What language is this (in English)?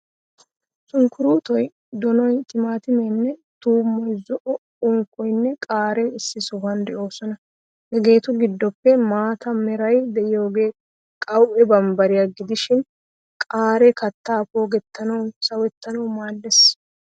Wolaytta